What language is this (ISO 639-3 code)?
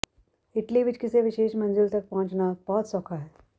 pan